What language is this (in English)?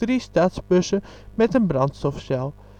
Dutch